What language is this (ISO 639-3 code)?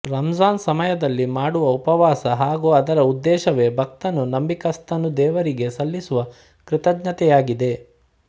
kan